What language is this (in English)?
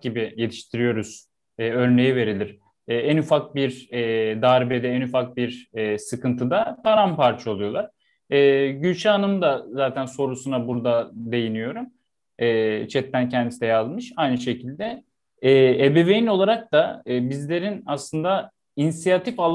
Turkish